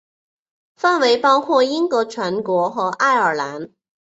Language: Chinese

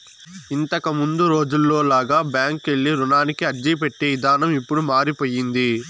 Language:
Telugu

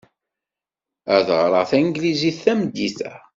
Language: Kabyle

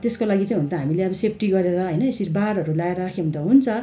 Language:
Nepali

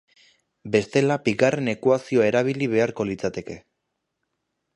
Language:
Basque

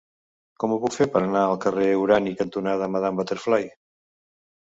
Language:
Catalan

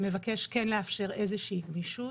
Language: Hebrew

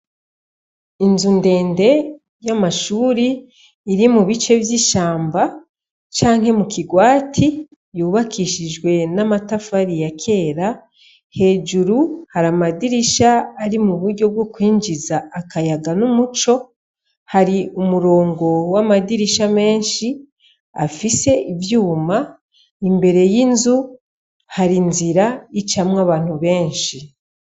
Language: Rundi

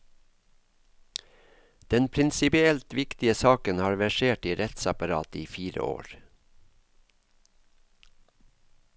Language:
Norwegian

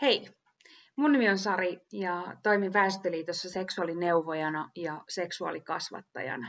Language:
Finnish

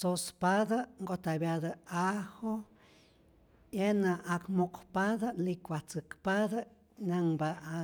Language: Rayón Zoque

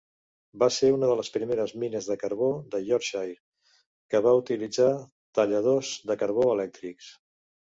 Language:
Catalan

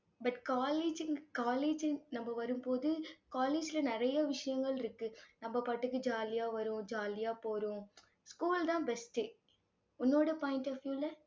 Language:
Tamil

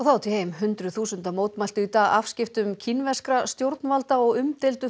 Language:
Icelandic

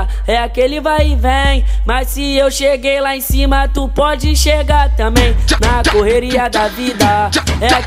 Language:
Portuguese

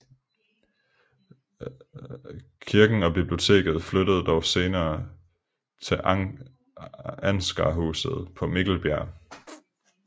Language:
Danish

